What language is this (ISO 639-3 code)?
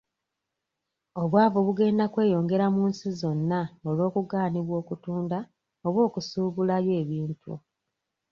lug